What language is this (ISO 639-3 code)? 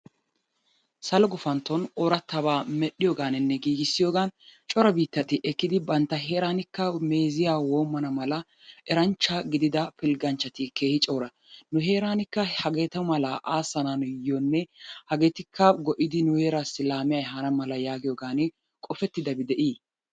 wal